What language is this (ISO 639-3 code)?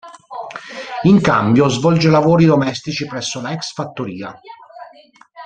ita